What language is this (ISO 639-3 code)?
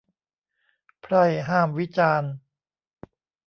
tha